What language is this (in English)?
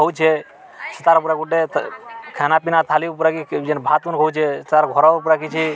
Odia